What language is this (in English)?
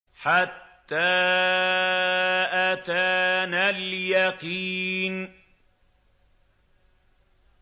Arabic